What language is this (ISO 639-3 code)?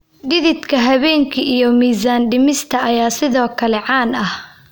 som